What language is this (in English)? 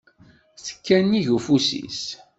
Kabyle